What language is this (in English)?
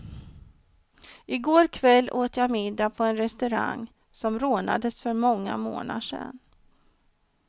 Swedish